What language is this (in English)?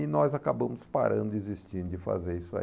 Portuguese